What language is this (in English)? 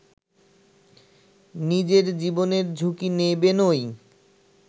Bangla